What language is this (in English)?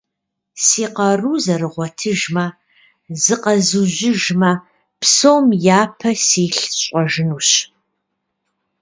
Kabardian